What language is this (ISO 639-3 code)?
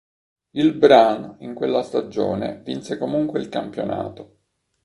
ita